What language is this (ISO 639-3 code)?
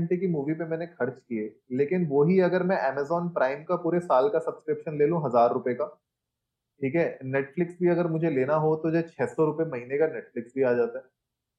hin